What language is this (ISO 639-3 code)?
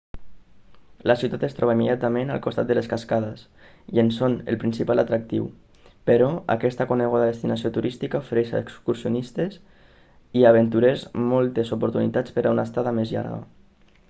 cat